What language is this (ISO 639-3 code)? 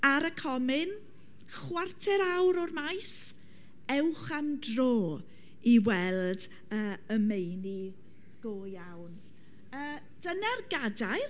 cym